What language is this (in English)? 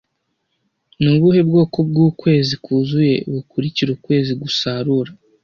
Kinyarwanda